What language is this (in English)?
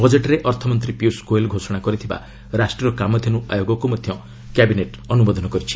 Odia